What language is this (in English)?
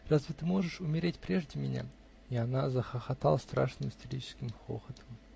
Russian